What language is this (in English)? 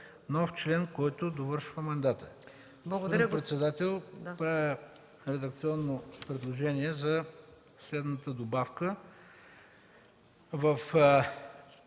Bulgarian